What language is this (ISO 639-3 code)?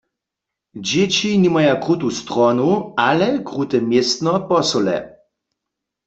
hsb